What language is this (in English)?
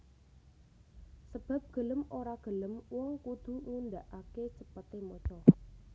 Javanese